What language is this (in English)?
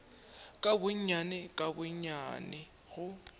Northern Sotho